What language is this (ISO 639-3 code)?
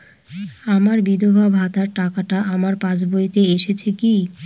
ben